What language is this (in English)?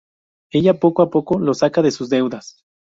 Spanish